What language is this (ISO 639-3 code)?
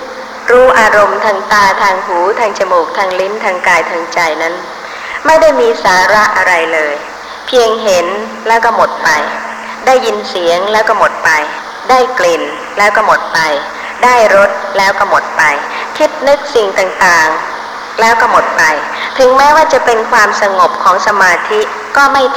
tha